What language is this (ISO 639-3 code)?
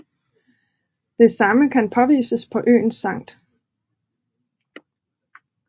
dan